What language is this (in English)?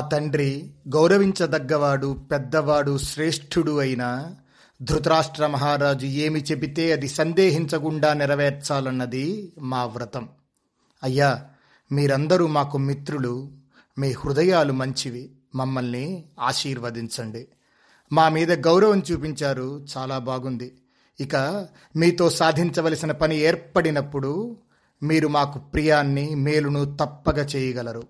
Telugu